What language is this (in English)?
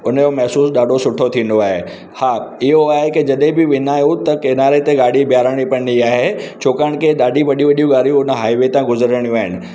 Sindhi